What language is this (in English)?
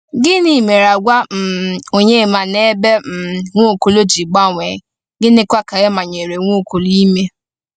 Igbo